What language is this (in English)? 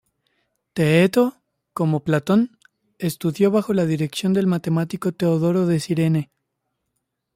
Spanish